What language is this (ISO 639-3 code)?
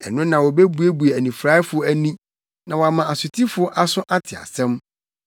aka